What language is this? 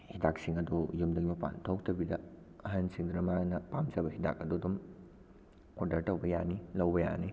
Manipuri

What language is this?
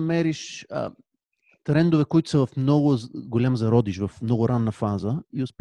Bulgarian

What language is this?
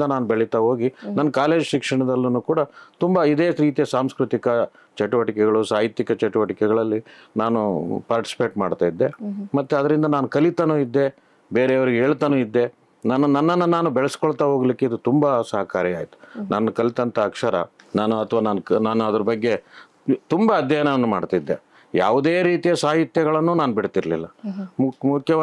Kannada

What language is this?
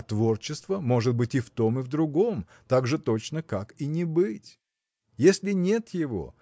Russian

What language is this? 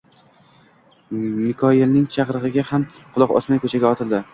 Uzbek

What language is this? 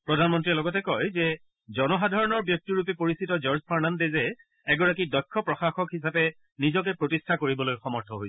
Assamese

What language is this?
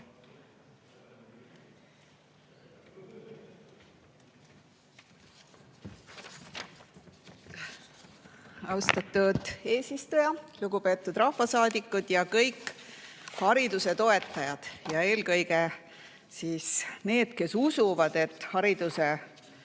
Estonian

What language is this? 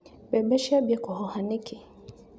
Kikuyu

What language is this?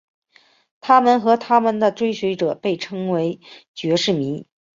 Chinese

